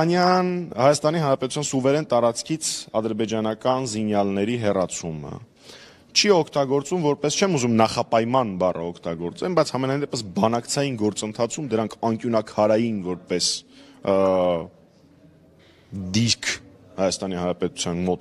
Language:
Romanian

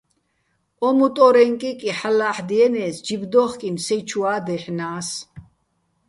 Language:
Bats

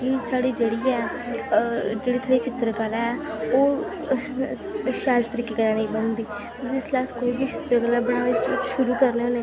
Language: Dogri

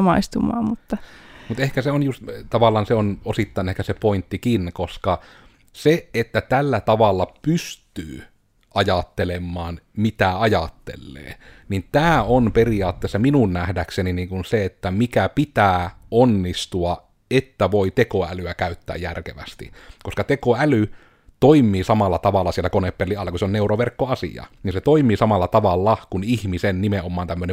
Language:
Finnish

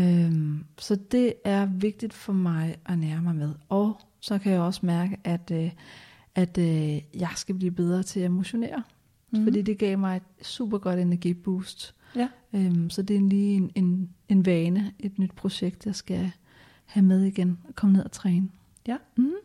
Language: Danish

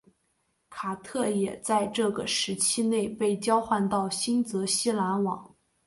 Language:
Chinese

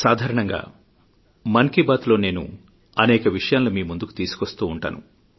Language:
Telugu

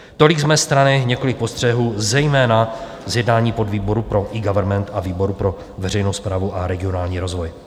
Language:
Czech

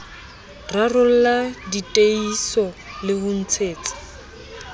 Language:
Southern Sotho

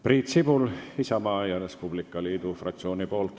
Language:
Estonian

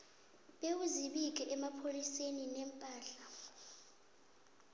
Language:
South Ndebele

